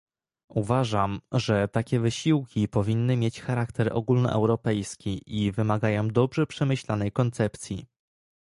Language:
Polish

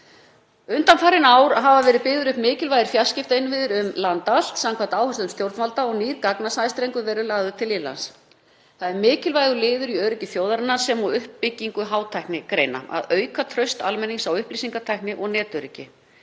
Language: Icelandic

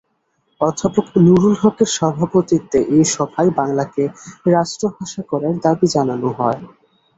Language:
Bangla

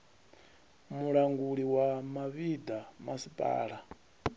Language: Venda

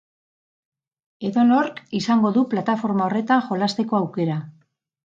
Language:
Basque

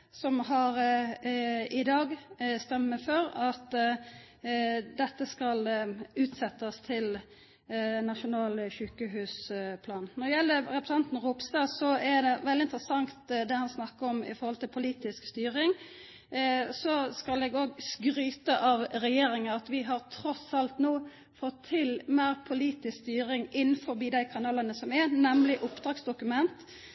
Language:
Norwegian Nynorsk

